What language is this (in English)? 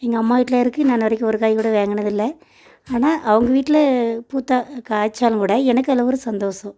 Tamil